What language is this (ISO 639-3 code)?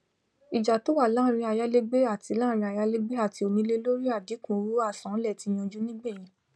yor